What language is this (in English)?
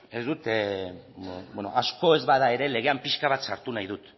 Basque